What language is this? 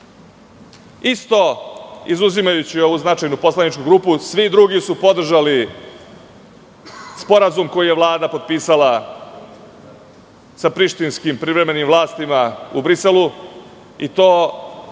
Serbian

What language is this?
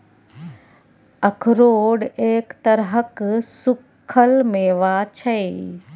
Maithili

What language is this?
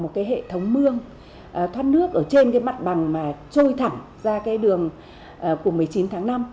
Vietnamese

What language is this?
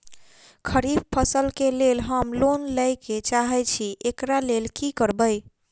Maithili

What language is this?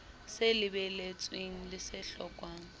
Southern Sotho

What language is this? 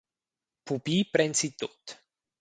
Romansh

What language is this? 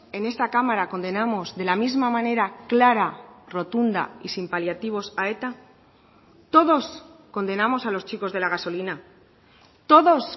Spanish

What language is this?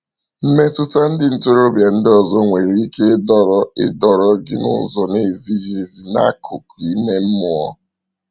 Igbo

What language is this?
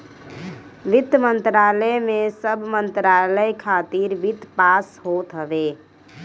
Bhojpuri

